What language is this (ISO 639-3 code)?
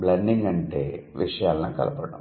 tel